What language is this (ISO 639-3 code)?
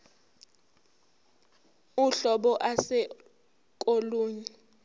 zul